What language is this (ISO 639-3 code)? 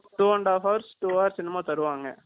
tam